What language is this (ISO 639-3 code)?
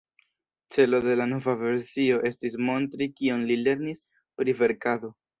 epo